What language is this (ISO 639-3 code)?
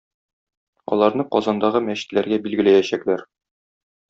tat